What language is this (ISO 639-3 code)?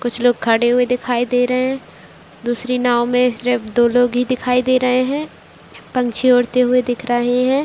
hin